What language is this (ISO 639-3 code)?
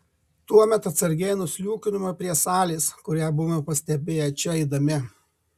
lit